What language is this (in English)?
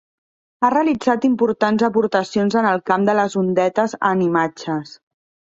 Catalan